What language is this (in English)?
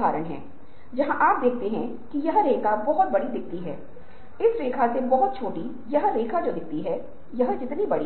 Hindi